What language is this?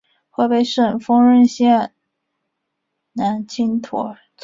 Chinese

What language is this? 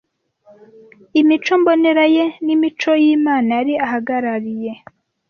Kinyarwanda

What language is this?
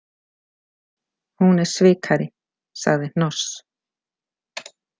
Icelandic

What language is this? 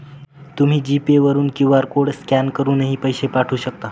Marathi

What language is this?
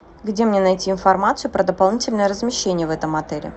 Russian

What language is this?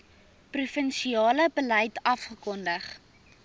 Afrikaans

